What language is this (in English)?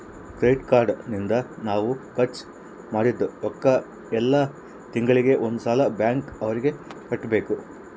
Kannada